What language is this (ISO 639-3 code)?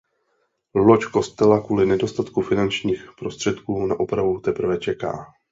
ces